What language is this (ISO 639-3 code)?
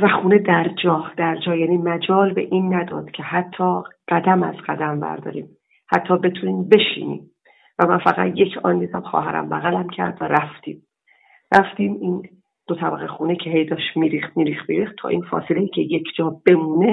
fas